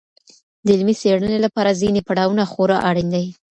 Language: Pashto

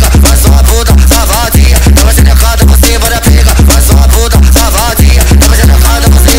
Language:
Arabic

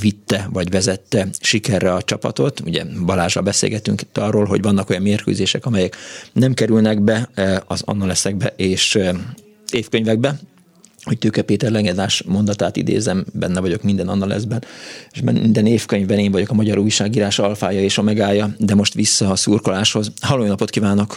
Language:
Hungarian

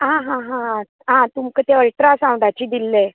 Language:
Konkani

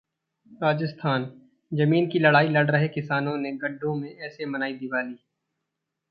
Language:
Hindi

